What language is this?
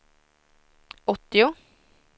Swedish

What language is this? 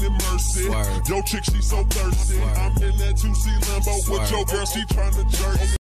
Dutch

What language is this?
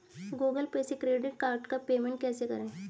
Hindi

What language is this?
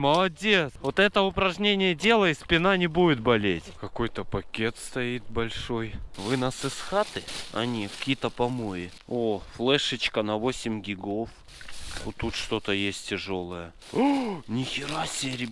Russian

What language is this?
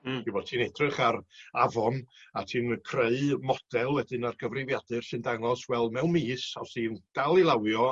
Welsh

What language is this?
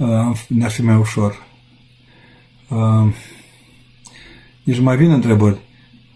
Romanian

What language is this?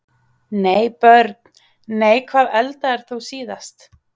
Icelandic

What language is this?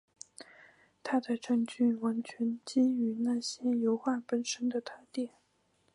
Chinese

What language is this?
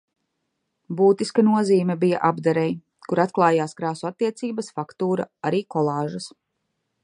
Latvian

